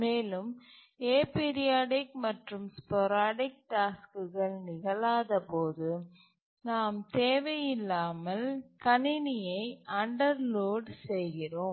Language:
Tamil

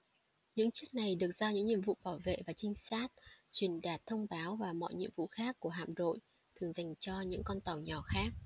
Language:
Vietnamese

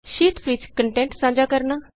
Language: Punjabi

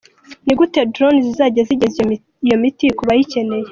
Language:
Kinyarwanda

